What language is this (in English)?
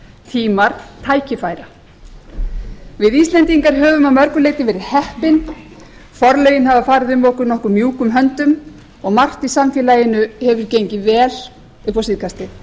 Icelandic